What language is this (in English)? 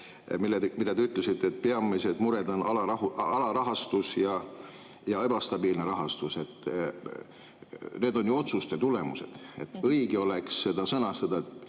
Estonian